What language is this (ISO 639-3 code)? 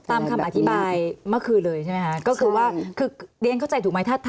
tha